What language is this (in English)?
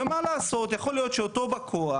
Hebrew